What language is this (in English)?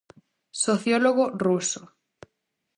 Galician